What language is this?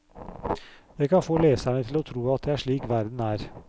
Norwegian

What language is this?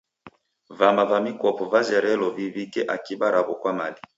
Taita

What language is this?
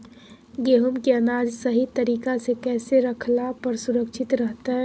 Magahi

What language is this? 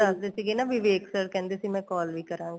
Punjabi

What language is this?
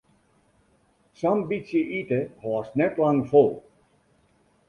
Western Frisian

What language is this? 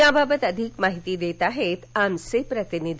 Marathi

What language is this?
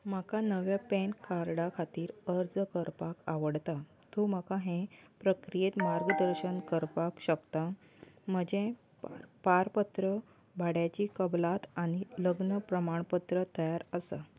Konkani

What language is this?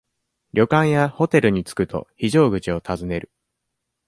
Japanese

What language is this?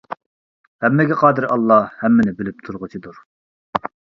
Uyghur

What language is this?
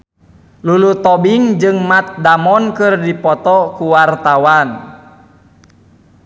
Sundanese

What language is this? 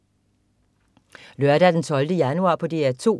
Danish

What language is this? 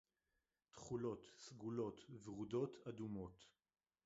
Hebrew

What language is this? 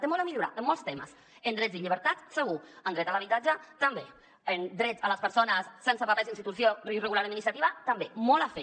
Catalan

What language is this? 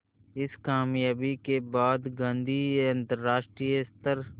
Hindi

